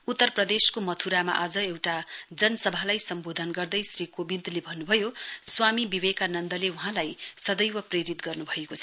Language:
Nepali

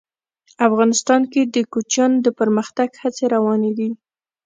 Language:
Pashto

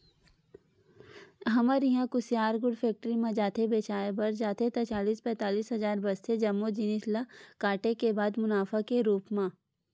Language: Chhattisgarhi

